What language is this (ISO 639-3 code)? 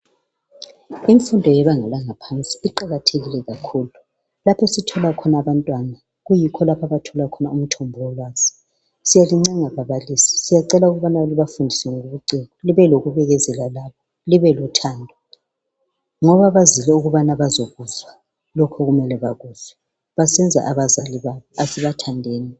nde